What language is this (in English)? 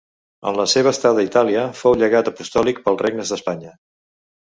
Catalan